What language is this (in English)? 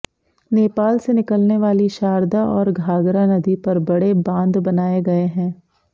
Hindi